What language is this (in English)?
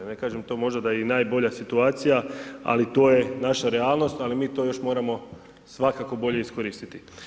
Croatian